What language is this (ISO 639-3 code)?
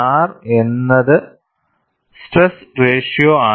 mal